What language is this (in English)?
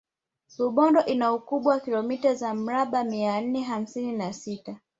Swahili